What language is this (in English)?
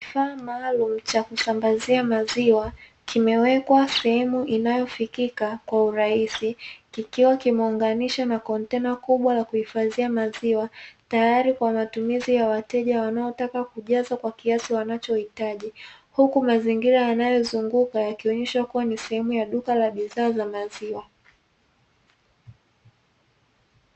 Swahili